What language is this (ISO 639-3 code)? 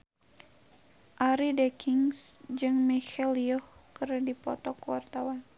sun